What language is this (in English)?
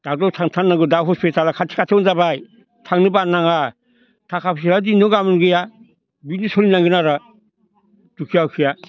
Bodo